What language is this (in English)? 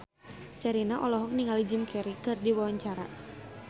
Sundanese